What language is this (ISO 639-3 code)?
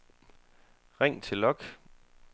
dan